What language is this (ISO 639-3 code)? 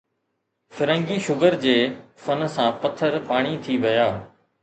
snd